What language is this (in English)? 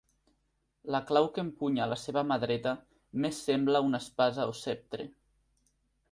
Catalan